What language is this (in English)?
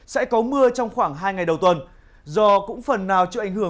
Vietnamese